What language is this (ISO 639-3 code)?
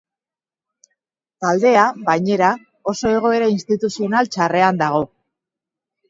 eus